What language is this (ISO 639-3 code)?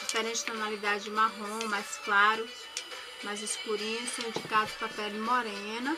por